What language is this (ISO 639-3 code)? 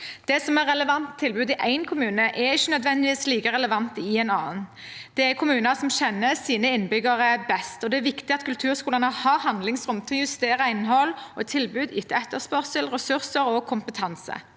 nor